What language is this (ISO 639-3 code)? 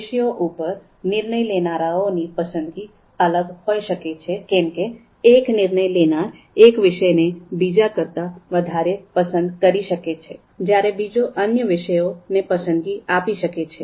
guj